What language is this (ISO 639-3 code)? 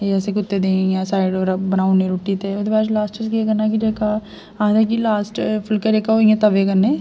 doi